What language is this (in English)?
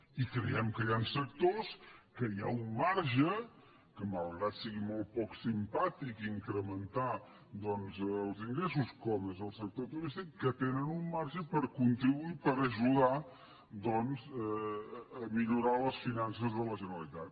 Catalan